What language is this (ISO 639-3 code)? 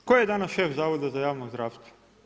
hrv